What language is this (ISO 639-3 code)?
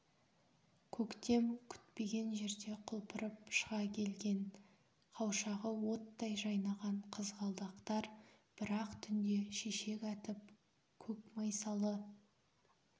kaz